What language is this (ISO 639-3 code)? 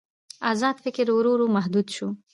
pus